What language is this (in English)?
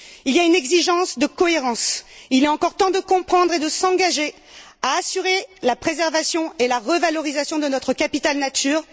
French